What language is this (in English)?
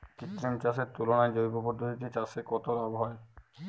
Bangla